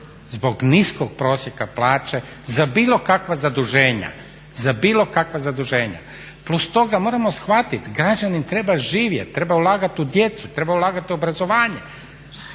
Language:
Croatian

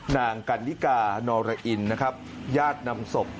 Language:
Thai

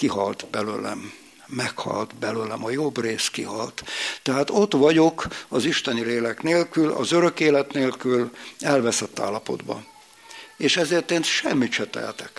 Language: Hungarian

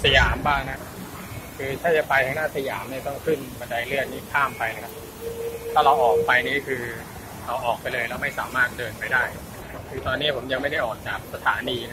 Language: Thai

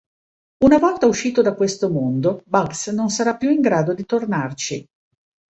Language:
Italian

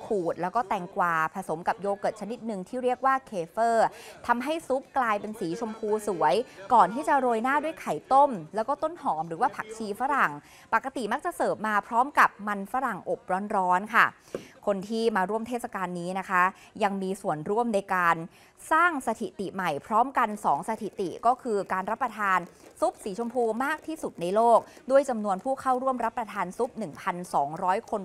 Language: Thai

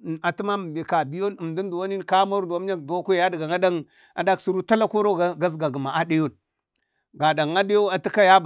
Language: Bade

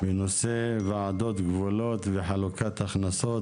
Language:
Hebrew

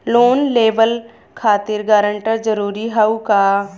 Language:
Bhojpuri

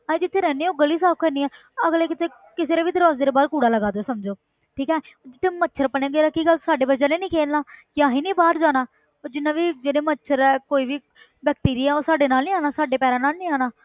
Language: Punjabi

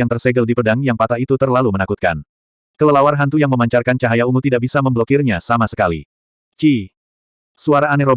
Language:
Indonesian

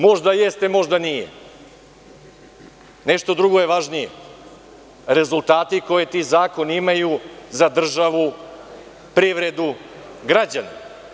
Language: Serbian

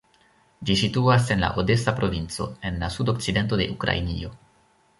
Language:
Esperanto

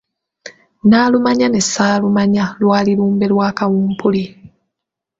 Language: Ganda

